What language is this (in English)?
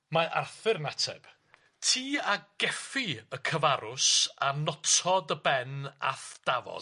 Welsh